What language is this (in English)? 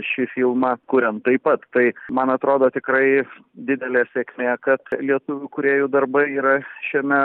Lithuanian